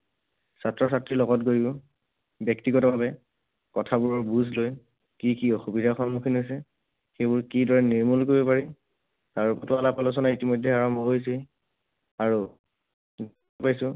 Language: Assamese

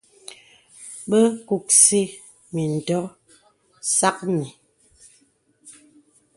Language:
Bebele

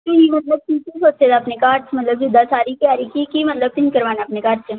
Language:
Punjabi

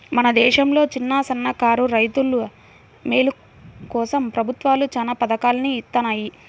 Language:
Telugu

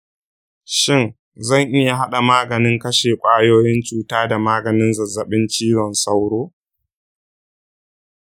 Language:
Hausa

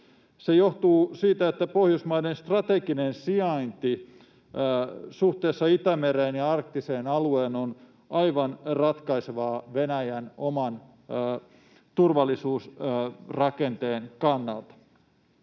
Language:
Finnish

